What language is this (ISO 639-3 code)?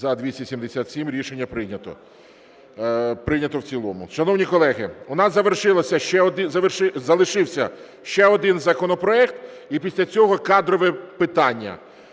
ukr